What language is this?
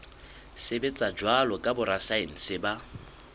Southern Sotho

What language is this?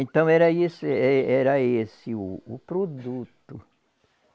Portuguese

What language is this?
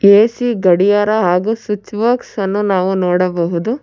Kannada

